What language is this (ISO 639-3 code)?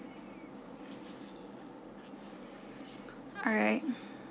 eng